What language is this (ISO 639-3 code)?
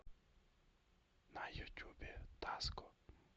rus